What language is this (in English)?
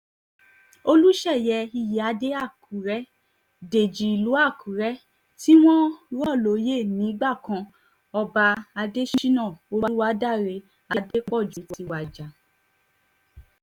Yoruba